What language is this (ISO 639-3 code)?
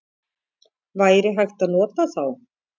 isl